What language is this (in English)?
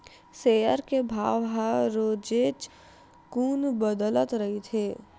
Chhattisgarhi